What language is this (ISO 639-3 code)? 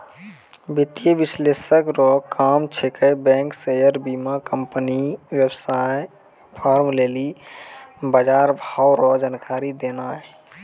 mai